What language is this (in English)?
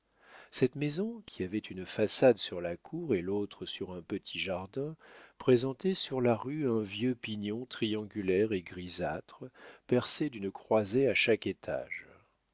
French